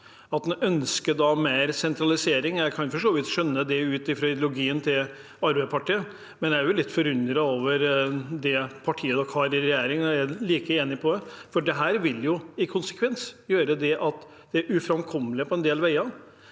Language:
Norwegian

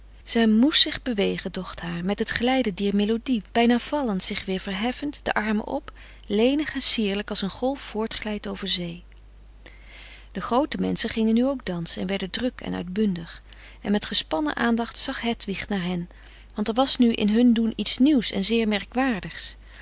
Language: Dutch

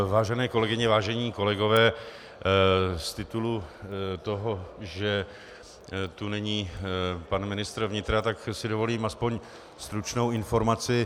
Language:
Czech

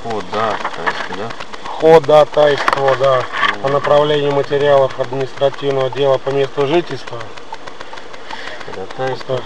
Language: Russian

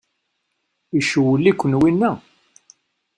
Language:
Kabyle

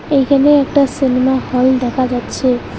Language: Bangla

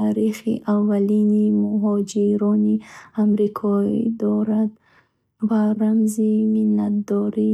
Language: Bukharic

